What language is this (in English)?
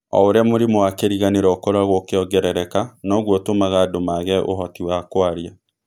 Kikuyu